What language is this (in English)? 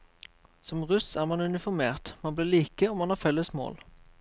Norwegian